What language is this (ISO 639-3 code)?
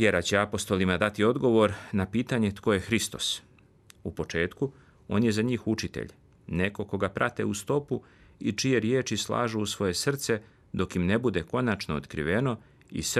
hrv